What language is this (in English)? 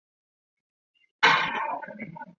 Chinese